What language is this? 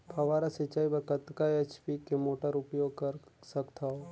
Chhattisgarhi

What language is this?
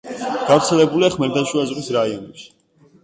Georgian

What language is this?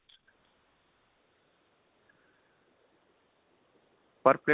Punjabi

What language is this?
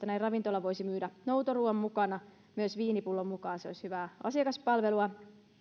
Finnish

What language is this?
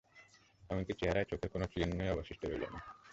Bangla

